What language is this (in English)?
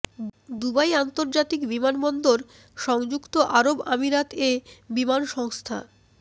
Bangla